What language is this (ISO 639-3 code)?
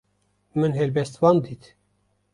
kur